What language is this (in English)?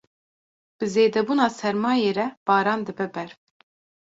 Kurdish